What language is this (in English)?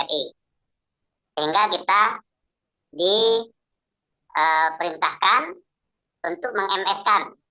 Indonesian